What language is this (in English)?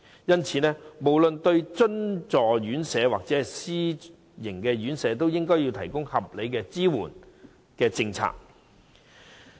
Cantonese